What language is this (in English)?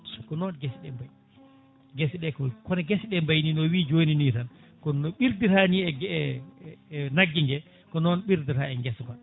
Fula